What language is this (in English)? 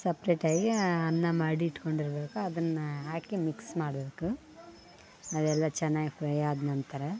Kannada